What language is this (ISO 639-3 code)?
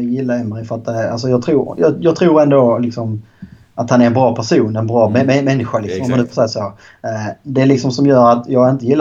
swe